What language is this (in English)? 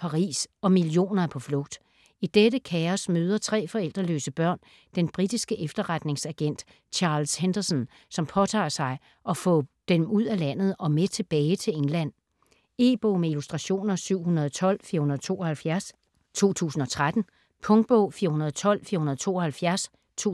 Danish